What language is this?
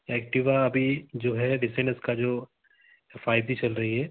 Hindi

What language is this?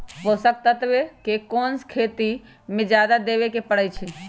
Magahi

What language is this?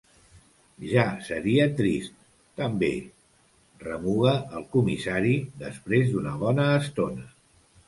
Catalan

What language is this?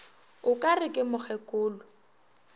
Northern Sotho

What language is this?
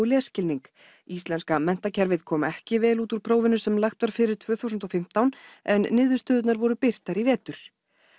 Icelandic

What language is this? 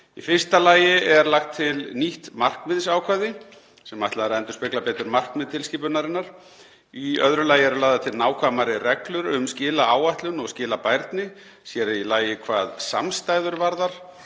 Icelandic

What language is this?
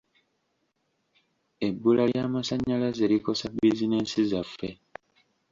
Ganda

